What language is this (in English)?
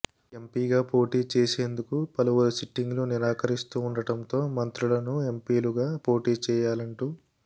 Telugu